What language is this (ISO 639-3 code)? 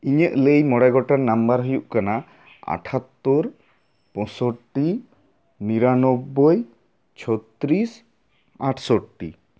sat